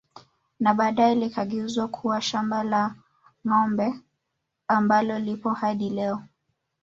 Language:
Swahili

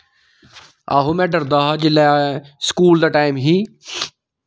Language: Dogri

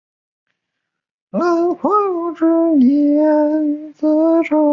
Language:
Chinese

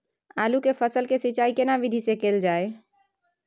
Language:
Maithili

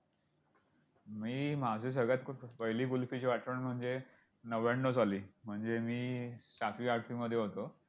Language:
Marathi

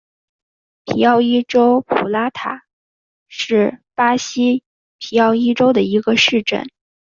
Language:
Chinese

